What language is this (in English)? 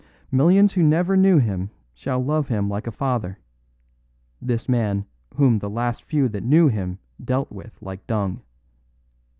English